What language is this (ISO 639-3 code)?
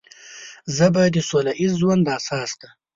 pus